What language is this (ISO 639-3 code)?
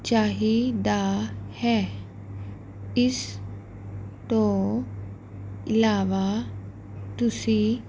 pan